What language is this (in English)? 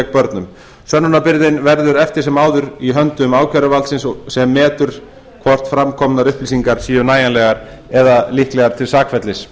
Icelandic